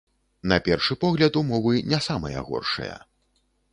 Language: Belarusian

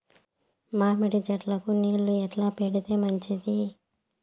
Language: Telugu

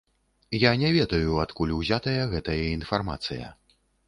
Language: Belarusian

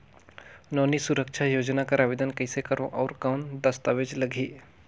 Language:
Chhattisgarhi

